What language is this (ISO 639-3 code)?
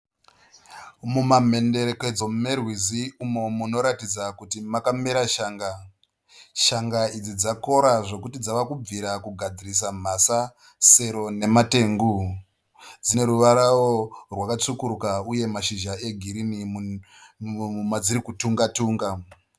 sna